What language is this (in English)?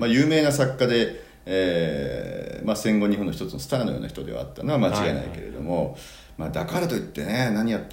Japanese